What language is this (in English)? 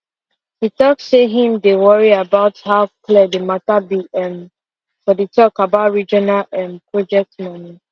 Nigerian Pidgin